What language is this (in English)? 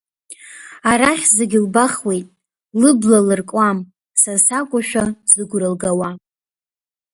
Abkhazian